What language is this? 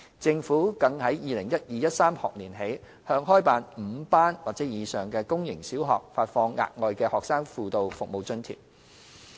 Cantonese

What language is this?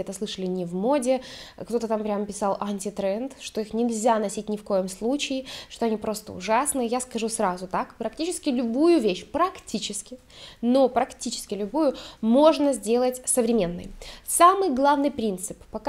Russian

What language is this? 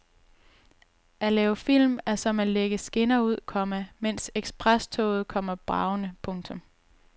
Danish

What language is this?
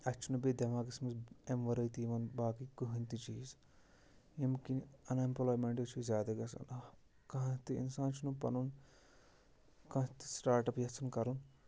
Kashmiri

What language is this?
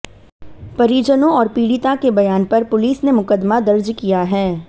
Hindi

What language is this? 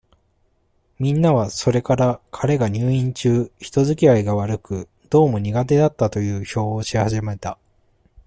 Japanese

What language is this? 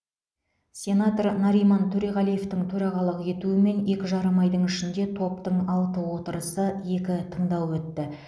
Kazakh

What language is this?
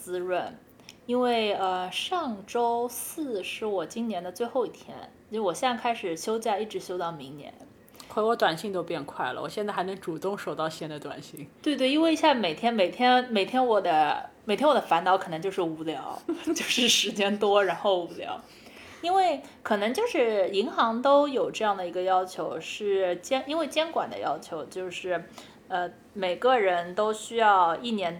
Chinese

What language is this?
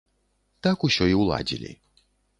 Belarusian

